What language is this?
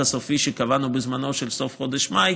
Hebrew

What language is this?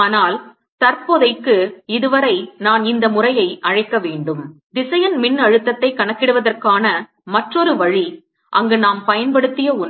Tamil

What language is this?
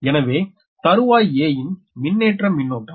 Tamil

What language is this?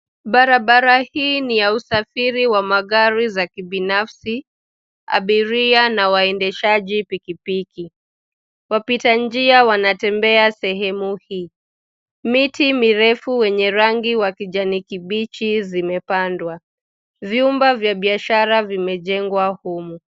Swahili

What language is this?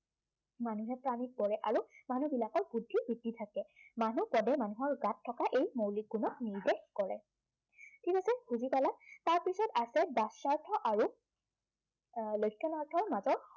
Assamese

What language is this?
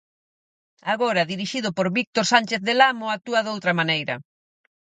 Galician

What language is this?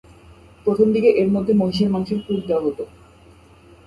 Bangla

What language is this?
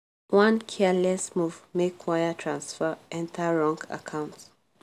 Nigerian Pidgin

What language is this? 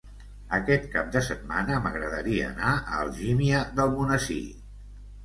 Catalan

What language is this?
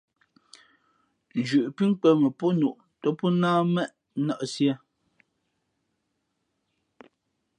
Fe'fe'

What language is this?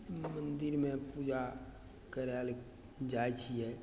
Maithili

